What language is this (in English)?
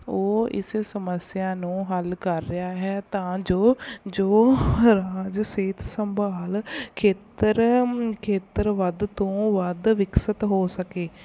Punjabi